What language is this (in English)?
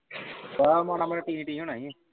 Punjabi